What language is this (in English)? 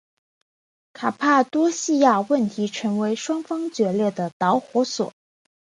Chinese